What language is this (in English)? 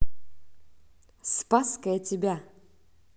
Russian